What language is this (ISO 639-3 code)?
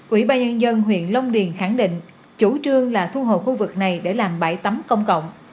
vie